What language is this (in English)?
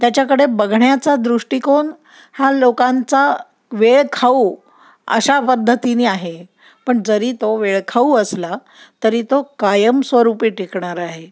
Marathi